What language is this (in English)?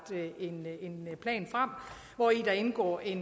Danish